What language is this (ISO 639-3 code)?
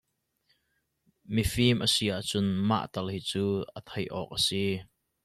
cnh